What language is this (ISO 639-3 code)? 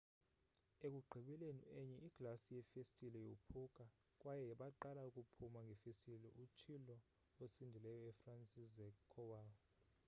xho